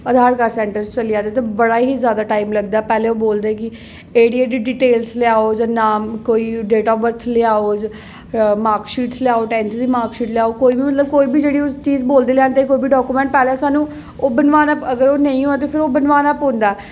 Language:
Dogri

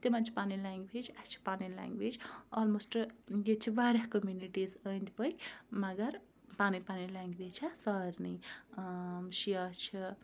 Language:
Kashmiri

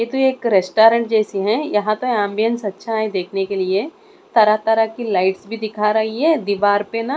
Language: Hindi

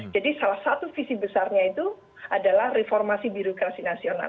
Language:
Indonesian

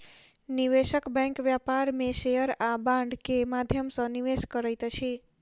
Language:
Maithili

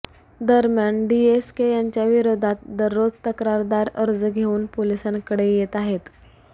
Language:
Marathi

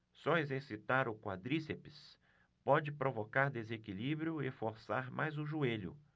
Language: Portuguese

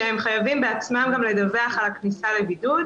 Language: Hebrew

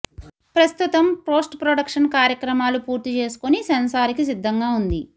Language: Telugu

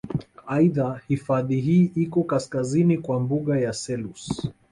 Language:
Swahili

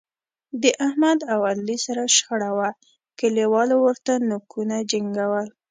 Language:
Pashto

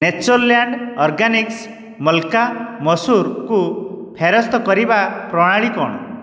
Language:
Odia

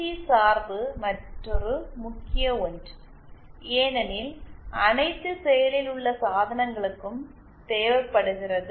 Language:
Tamil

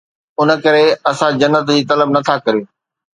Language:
Sindhi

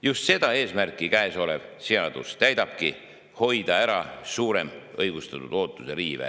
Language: Estonian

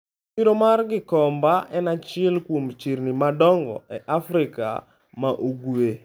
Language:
Luo (Kenya and Tanzania)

